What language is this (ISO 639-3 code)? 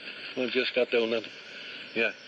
cym